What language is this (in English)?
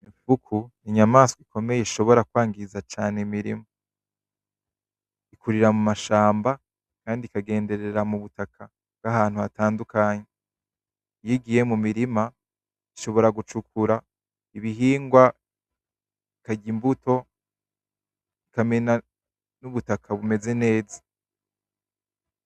Rundi